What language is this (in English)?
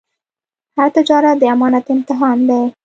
Pashto